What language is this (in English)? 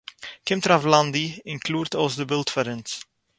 Yiddish